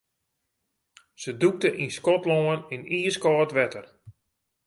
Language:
Western Frisian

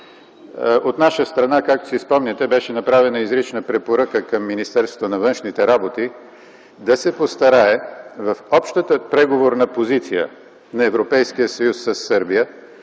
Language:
Bulgarian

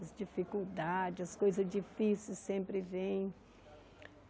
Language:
Portuguese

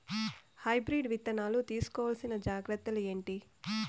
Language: Telugu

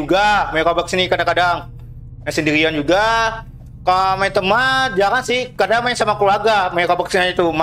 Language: Indonesian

